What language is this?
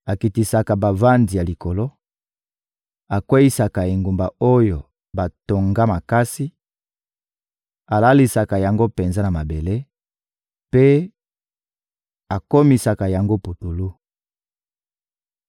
Lingala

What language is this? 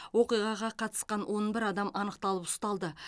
Kazakh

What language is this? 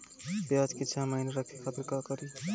Bhojpuri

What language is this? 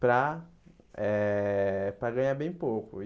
Portuguese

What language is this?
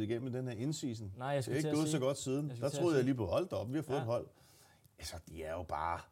Danish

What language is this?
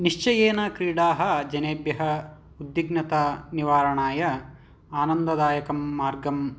Sanskrit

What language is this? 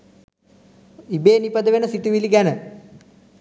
Sinhala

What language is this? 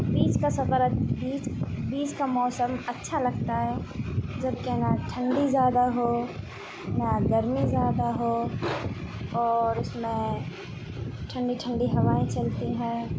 Urdu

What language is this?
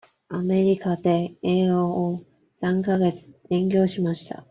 Japanese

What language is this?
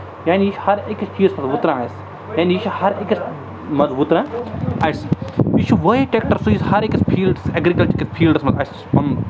Kashmiri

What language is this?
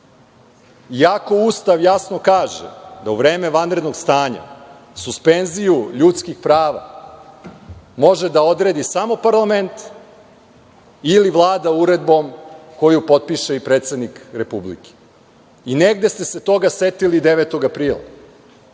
Serbian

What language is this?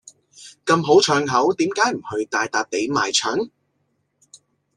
Cantonese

